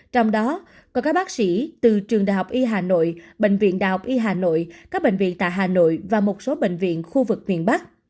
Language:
Vietnamese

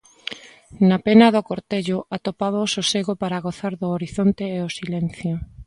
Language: Galician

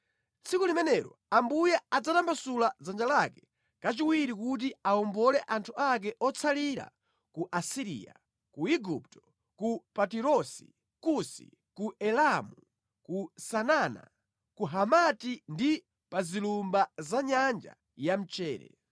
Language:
Nyanja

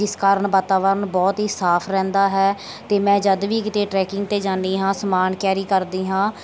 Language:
Punjabi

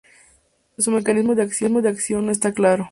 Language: Spanish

